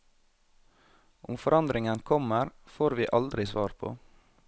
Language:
Norwegian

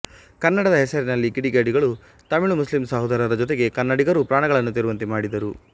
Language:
Kannada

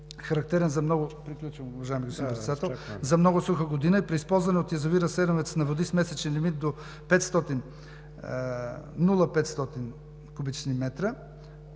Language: Bulgarian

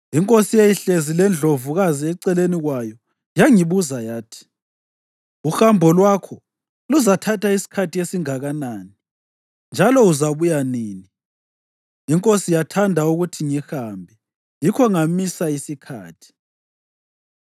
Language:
North Ndebele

